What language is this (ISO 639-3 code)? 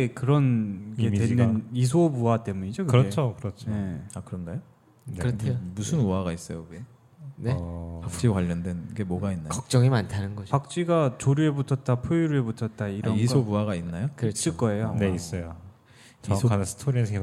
kor